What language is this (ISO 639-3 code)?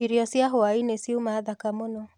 kik